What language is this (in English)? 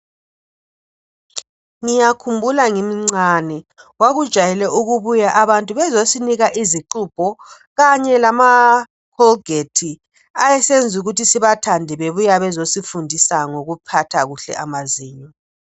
North Ndebele